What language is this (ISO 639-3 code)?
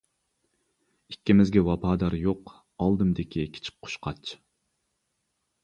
uig